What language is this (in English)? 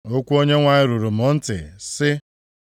Igbo